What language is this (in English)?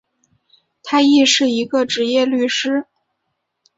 Chinese